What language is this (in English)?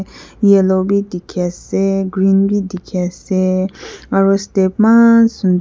Naga Pidgin